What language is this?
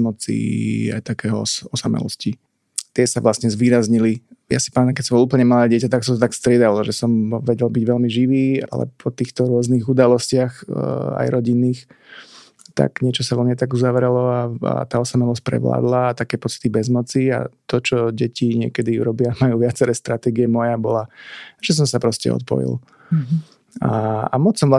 Slovak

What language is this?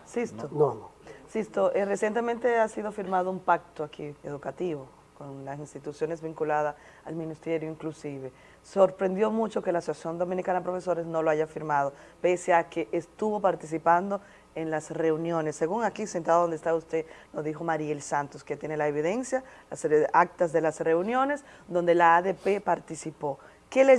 Spanish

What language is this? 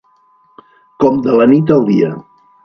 Catalan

